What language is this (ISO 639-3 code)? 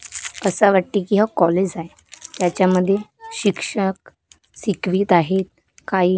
mar